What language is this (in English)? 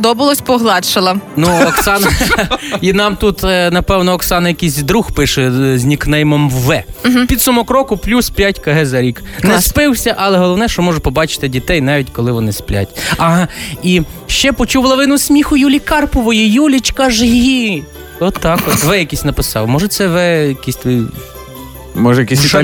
Ukrainian